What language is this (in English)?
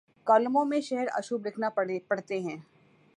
Urdu